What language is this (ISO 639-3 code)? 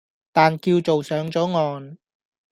yue